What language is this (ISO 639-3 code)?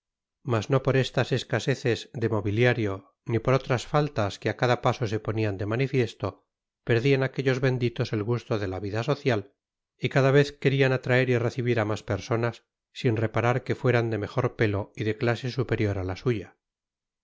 spa